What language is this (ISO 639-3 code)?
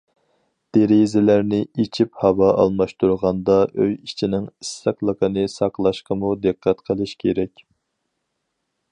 uig